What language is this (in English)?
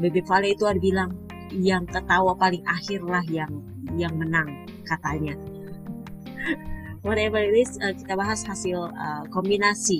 Indonesian